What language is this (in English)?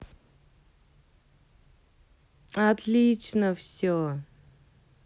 Russian